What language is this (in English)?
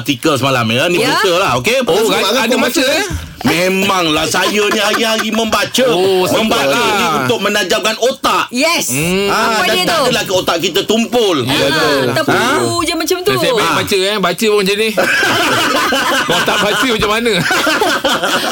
Malay